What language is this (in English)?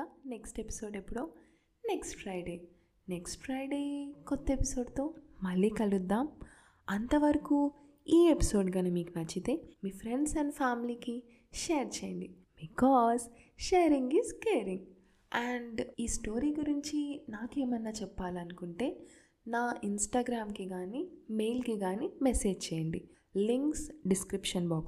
Telugu